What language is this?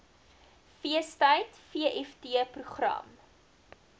Afrikaans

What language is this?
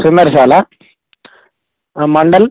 Telugu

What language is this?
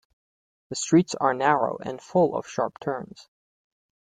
English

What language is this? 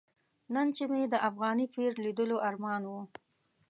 Pashto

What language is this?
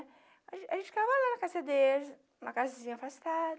Portuguese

